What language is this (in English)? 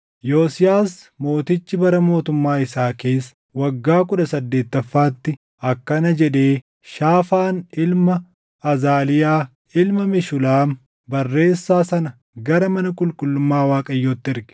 Oromo